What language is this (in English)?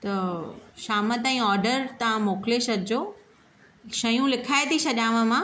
Sindhi